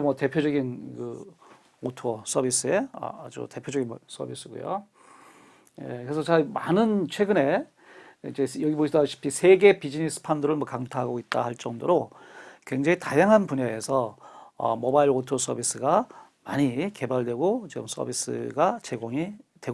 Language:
Korean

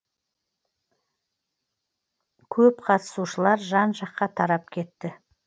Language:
Kazakh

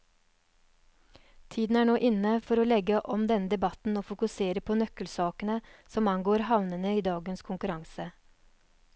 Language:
Norwegian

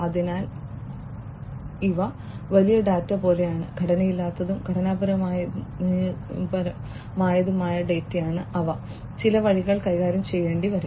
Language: Malayalam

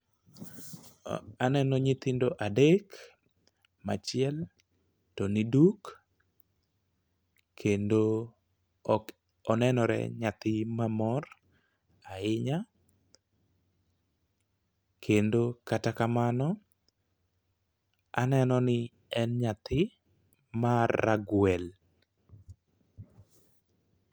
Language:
Luo (Kenya and Tanzania)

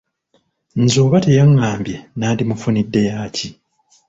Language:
Ganda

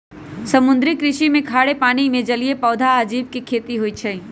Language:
Magahi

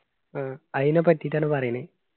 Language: Malayalam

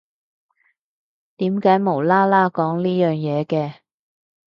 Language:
Cantonese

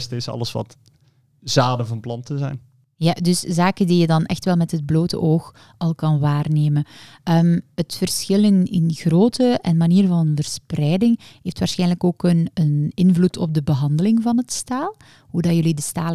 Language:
Dutch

